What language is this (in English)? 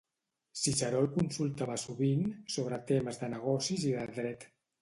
Catalan